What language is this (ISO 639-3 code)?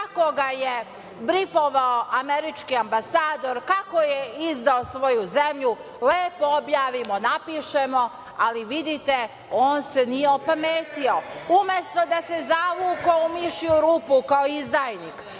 srp